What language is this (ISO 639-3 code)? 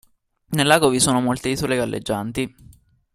ita